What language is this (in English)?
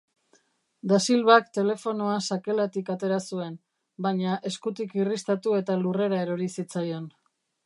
Basque